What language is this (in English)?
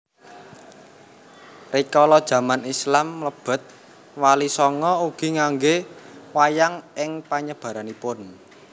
Javanese